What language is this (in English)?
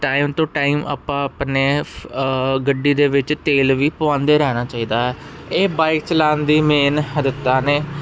Punjabi